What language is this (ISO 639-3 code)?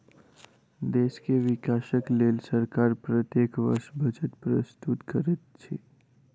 mai